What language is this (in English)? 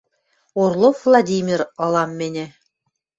Western Mari